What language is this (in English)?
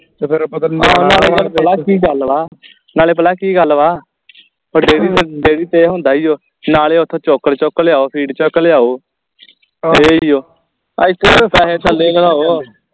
Punjabi